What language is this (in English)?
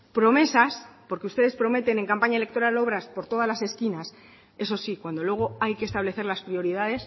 Spanish